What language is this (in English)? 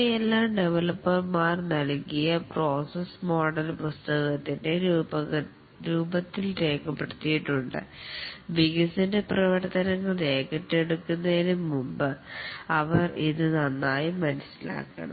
Malayalam